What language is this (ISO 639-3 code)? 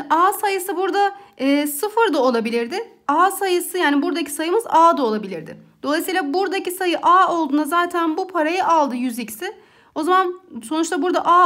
tur